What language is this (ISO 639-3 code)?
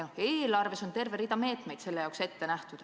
est